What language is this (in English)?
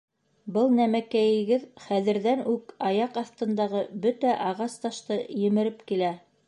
Bashkir